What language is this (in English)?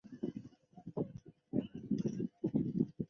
Chinese